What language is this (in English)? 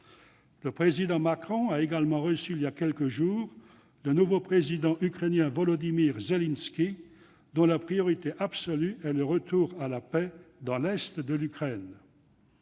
French